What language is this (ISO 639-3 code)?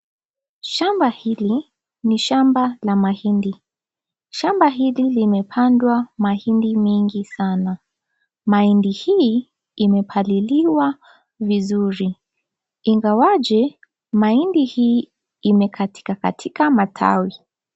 swa